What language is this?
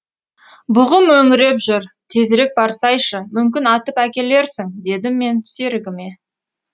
Kazakh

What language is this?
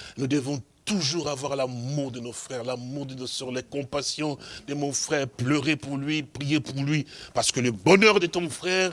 French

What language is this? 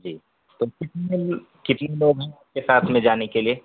Urdu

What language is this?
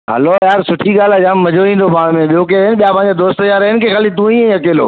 Sindhi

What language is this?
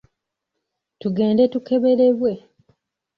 Ganda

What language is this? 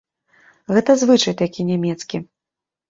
Belarusian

